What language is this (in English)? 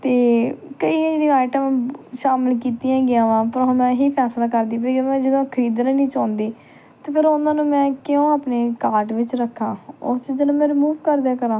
Punjabi